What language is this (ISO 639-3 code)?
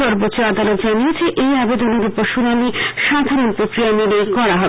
ben